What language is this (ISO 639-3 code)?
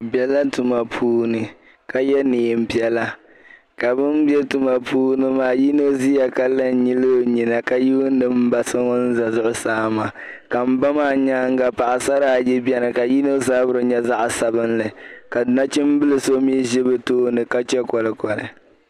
dag